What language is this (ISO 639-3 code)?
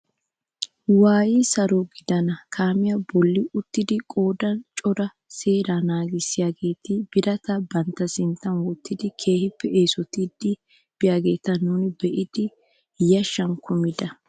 wal